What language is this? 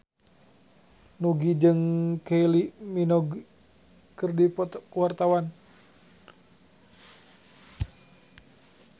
Sundanese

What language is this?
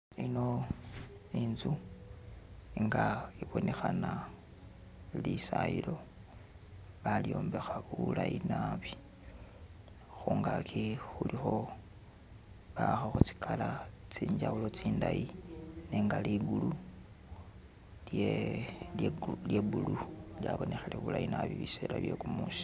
Masaaba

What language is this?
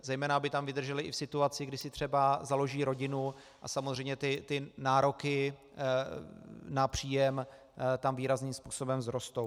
Czech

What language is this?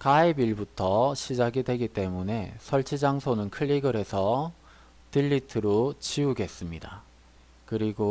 Korean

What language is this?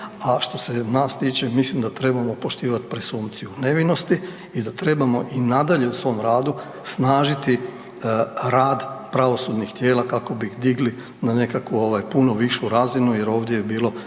Croatian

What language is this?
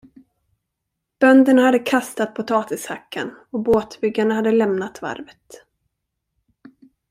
Swedish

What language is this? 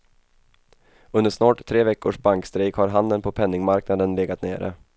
Swedish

